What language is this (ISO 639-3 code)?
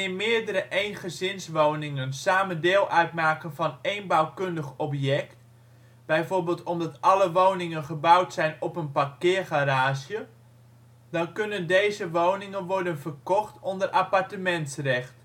nld